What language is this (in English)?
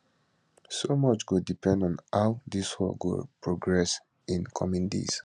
Nigerian Pidgin